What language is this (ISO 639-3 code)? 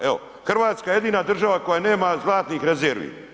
hrv